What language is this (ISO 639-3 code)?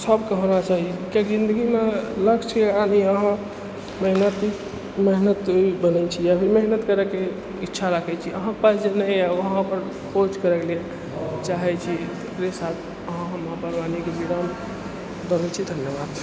mai